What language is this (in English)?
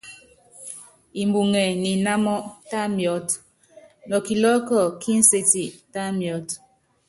Yangben